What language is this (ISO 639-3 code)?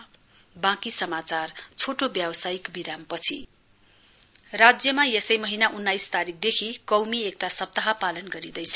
nep